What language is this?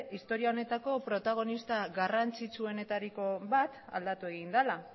Basque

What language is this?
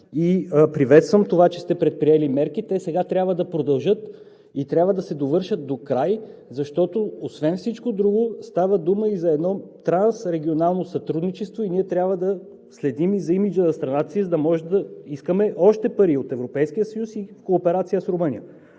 Bulgarian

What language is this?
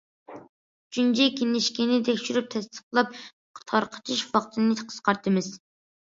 Uyghur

